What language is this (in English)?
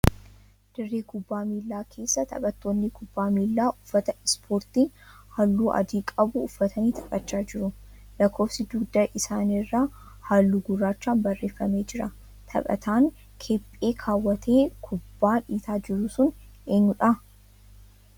Oromo